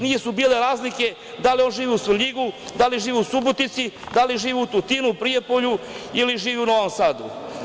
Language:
Serbian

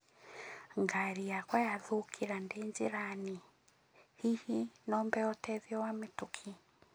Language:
Kikuyu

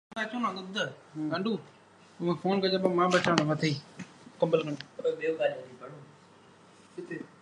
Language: Sindhi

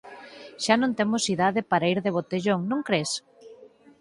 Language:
Galician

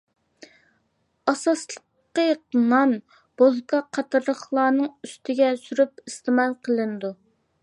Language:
Uyghur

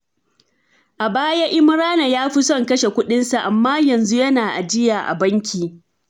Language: Hausa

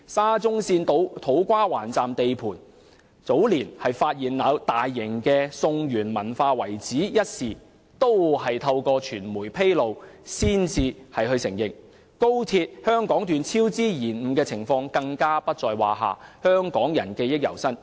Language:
Cantonese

